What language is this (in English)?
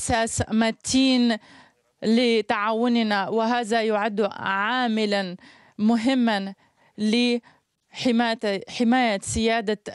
Arabic